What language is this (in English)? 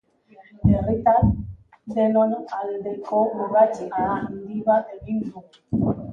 Basque